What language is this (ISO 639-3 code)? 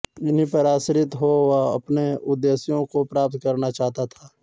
hin